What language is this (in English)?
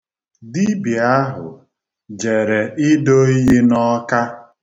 Igbo